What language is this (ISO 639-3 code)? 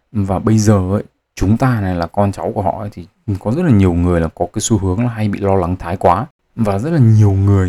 vie